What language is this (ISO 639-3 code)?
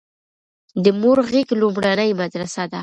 pus